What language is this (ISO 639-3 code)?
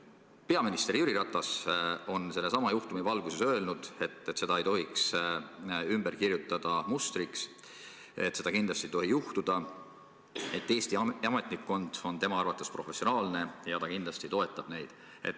est